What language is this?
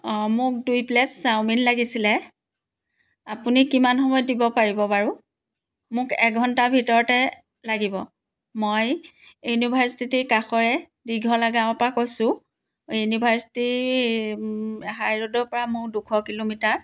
Assamese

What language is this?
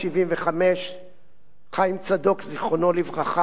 Hebrew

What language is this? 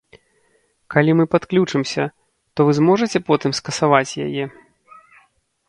Belarusian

